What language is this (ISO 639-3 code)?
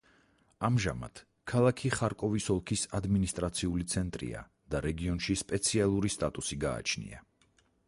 kat